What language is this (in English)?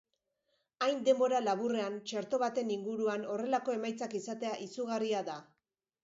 Basque